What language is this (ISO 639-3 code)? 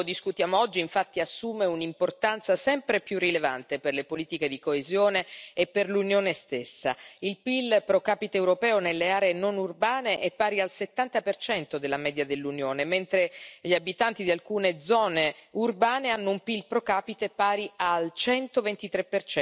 ita